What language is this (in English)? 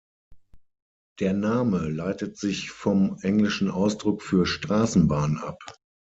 German